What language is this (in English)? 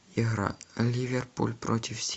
Russian